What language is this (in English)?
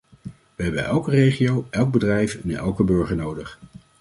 Dutch